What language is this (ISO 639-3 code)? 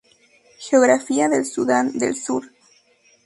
spa